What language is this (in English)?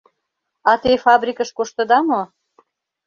Mari